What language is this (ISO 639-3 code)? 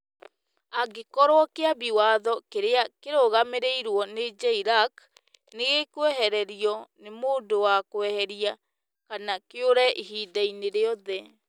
kik